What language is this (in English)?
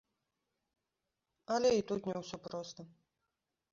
Belarusian